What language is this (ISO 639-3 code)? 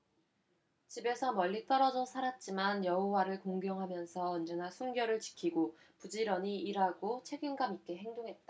kor